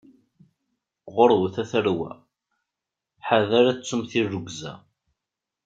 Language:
Kabyle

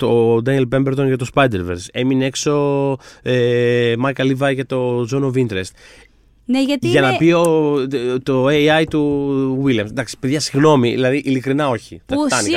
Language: Greek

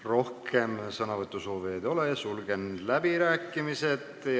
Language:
Estonian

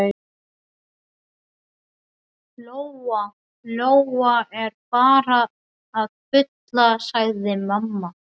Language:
Icelandic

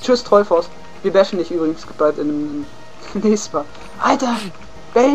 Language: German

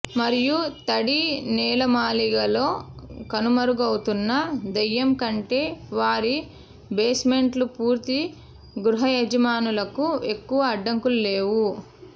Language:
Telugu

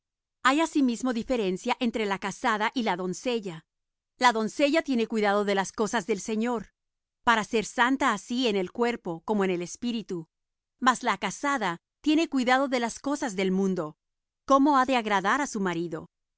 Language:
Spanish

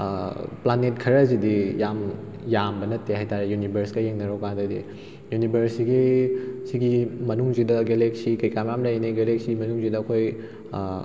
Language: Manipuri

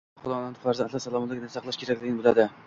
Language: Uzbek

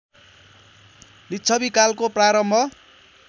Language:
Nepali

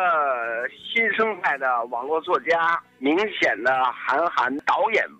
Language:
Chinese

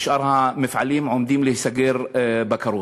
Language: Hebrew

